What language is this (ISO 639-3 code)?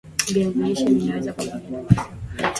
swa